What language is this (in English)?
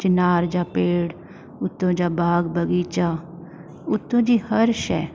Sindhi